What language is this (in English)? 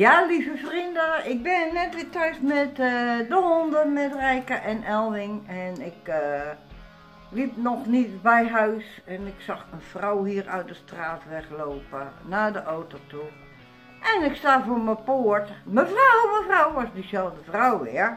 Dutch